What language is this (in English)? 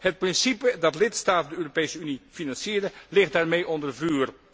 Dutch